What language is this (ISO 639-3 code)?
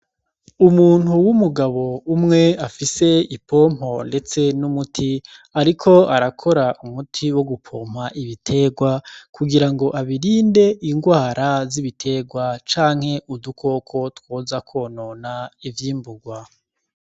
run